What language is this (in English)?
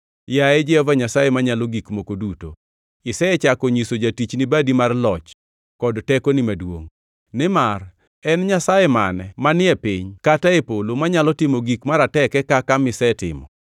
Luo (Kenya and Tanzania)